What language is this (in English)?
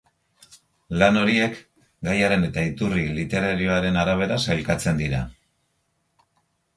Basque